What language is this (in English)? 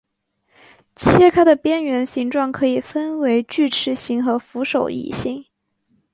Chinese